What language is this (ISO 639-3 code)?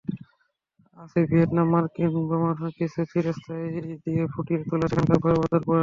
ben